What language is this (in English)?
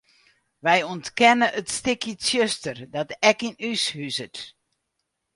Western Frisian